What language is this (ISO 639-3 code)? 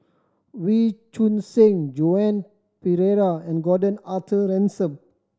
eng